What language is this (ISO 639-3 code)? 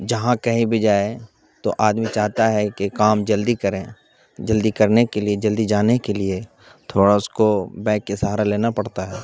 urd